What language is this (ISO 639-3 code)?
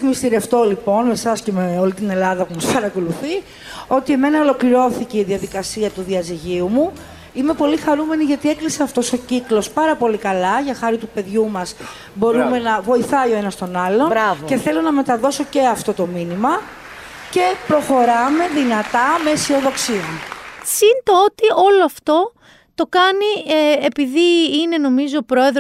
ell